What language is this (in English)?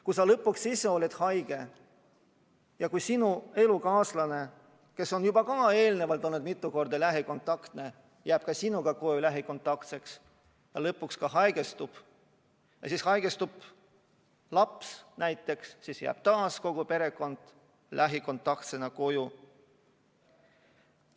Estonian